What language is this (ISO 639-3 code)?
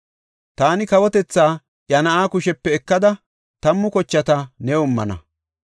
gof